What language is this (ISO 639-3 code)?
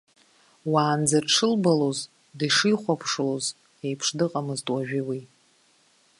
abk